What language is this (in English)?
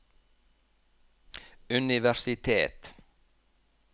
Norwegian